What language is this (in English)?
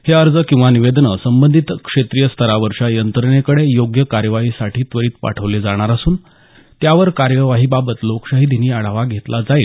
Marathi